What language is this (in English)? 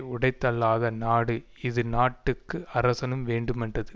Tamil